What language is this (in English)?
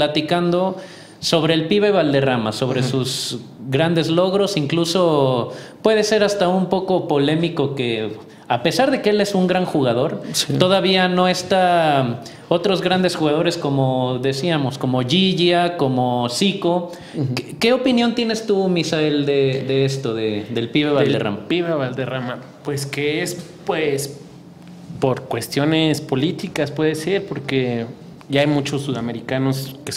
Spanish